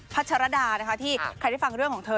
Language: Thai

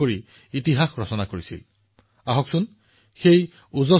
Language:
Assamese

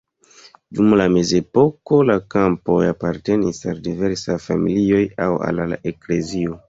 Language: Esperanto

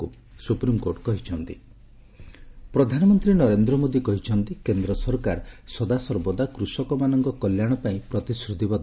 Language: Odia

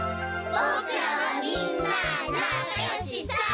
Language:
Japanese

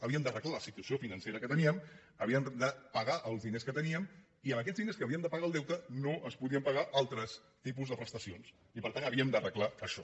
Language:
Catalan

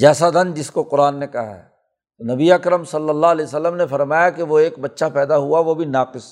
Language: Urdu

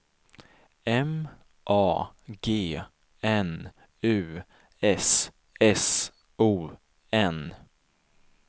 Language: Swedish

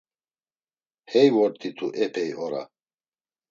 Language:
Laz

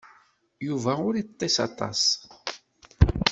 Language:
Kabyle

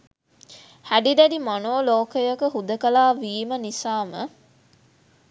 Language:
Sinhala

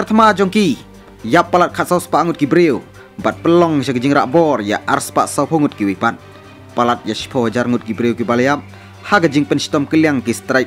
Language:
Indonesian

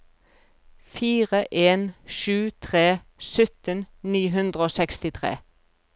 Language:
Norwegian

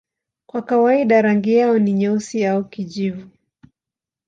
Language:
Swahili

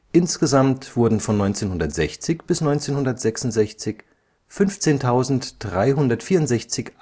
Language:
German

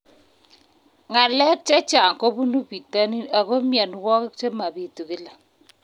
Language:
Kalenjin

